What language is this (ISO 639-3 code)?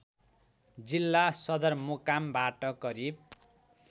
nep